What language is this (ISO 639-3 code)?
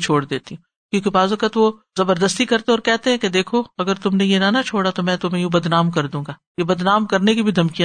urd